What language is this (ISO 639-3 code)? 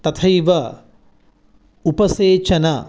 san